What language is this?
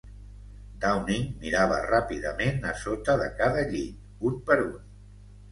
Catalan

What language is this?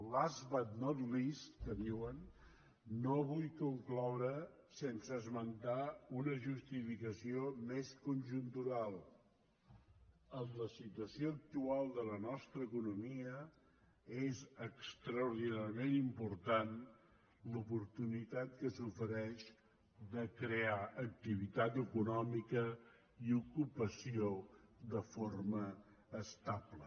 Catalan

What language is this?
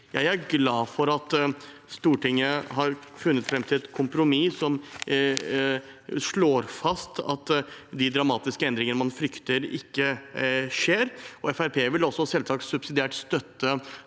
Norwegian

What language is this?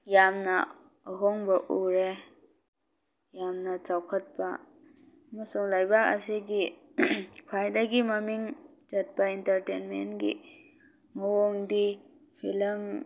Manipuri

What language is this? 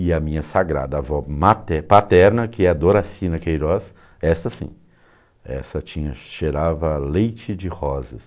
Portuguese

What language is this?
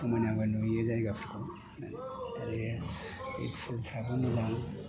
Bodo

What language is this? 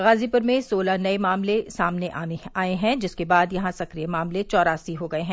Hindi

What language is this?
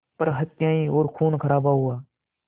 Hindi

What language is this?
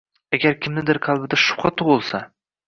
Uzbek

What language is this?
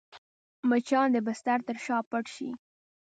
Pashto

